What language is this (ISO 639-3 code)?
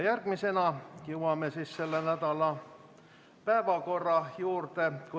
est